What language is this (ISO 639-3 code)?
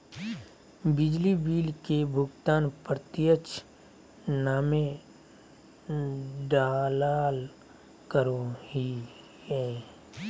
mag